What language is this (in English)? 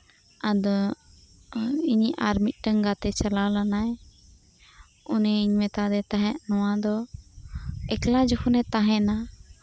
Santali